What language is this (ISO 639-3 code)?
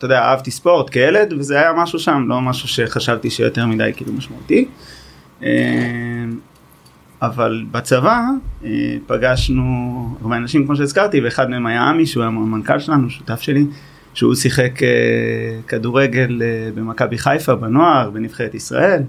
heb